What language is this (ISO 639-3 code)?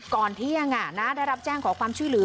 tha